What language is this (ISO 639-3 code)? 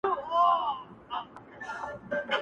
pus